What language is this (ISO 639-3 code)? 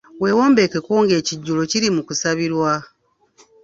lug